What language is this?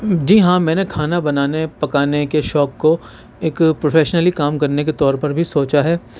Urdu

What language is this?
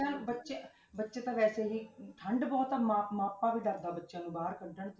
Punjabi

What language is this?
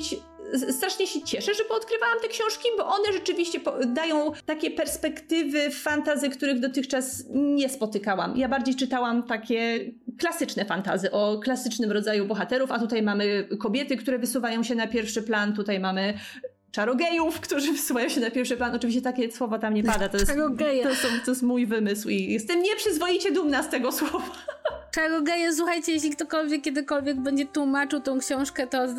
Polish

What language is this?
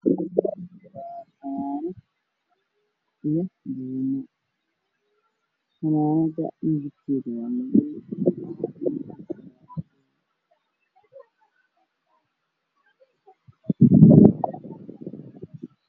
Somali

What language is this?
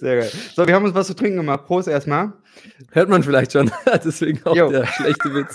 German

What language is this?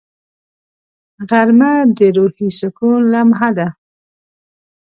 Pashto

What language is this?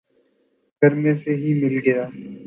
Urdu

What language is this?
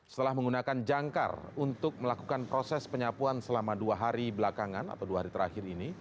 Indonesian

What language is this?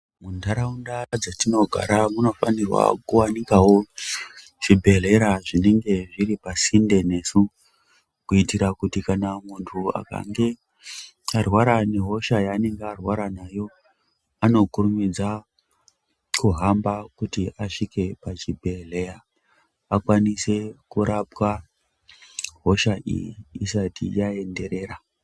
Ndau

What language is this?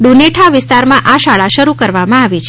Gujarati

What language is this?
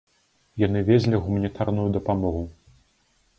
Belarusian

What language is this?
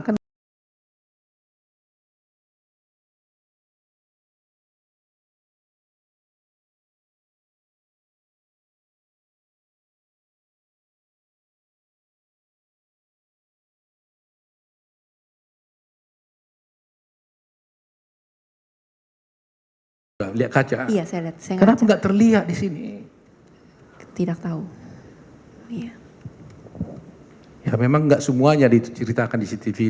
Indonesian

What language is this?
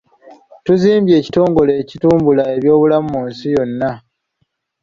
Ganda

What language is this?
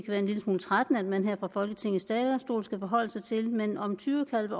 Danish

